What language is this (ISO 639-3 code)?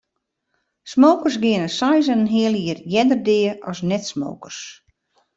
fry